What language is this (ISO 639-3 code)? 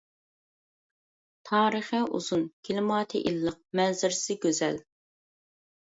uig